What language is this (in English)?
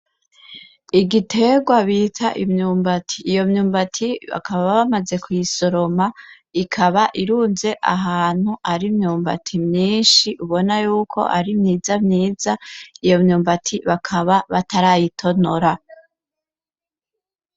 Rundi